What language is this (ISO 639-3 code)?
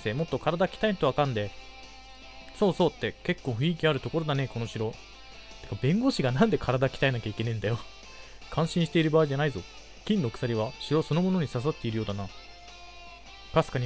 jpn